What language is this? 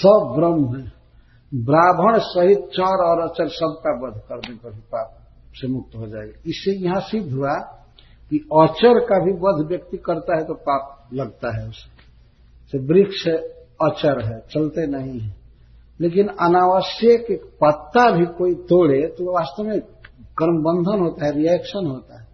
Hindi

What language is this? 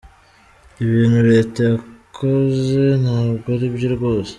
Kinyarwanda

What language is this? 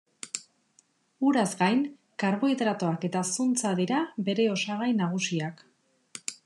Basque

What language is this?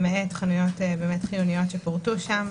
Hebrew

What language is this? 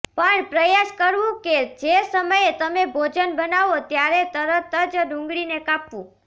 Gujarati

